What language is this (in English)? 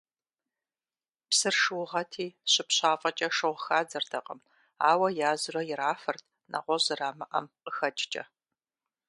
Kabardian